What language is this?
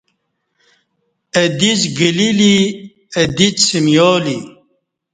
Kati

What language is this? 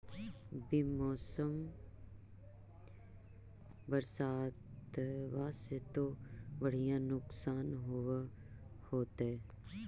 Magahi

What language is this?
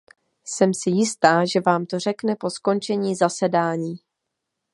Czech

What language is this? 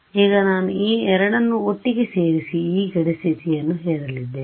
Kannada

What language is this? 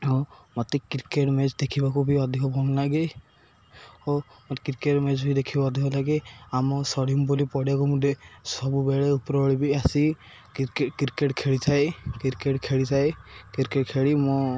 Odia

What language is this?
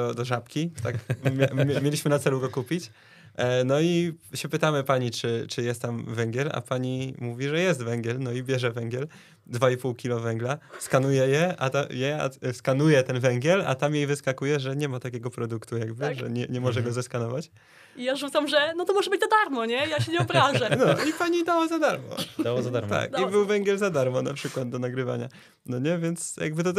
Polish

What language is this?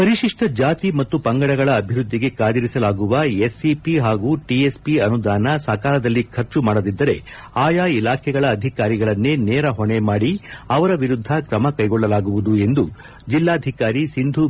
Kannada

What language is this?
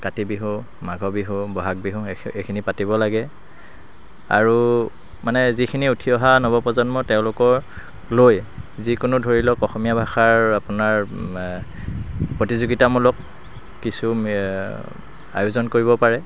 Assamese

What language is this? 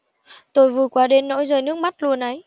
Vietnamese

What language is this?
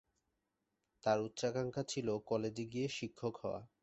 Bangla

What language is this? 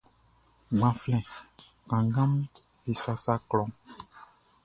Baoulé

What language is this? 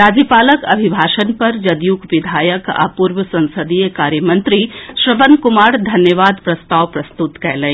Maithili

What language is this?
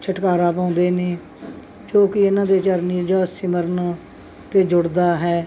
Punjabi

